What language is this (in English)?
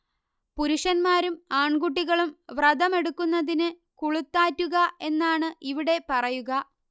Malayalam